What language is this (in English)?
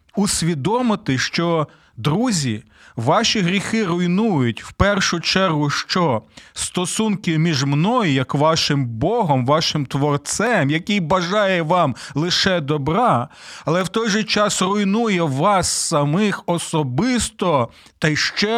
Ukrainian